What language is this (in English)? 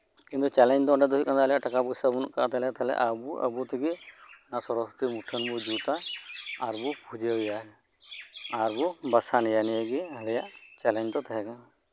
Santali